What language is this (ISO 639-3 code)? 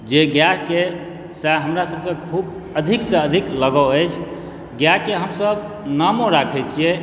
mai